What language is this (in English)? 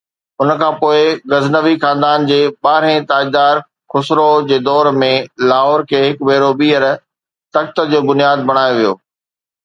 Sindhi